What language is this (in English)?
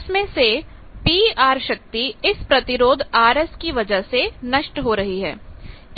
Hindi